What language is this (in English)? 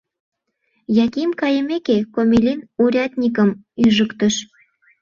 Mari